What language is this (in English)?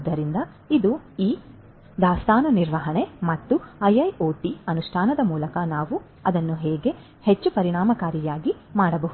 Kannada